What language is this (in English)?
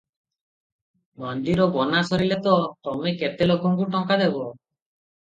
Odia